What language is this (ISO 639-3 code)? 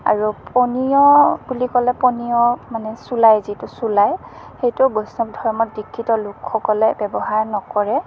asm